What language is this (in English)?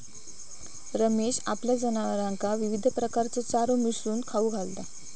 Marathi